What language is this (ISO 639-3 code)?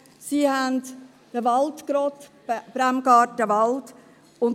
gsw